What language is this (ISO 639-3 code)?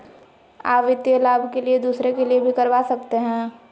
mag